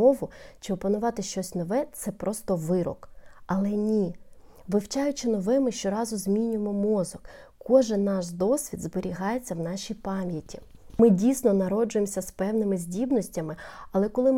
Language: Ukrainian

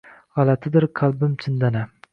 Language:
Uzbek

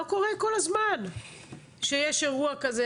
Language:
Hebrew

